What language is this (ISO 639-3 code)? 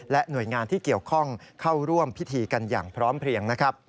tha